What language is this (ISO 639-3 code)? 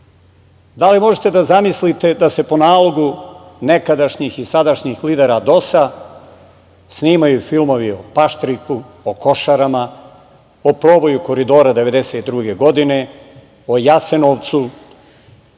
srp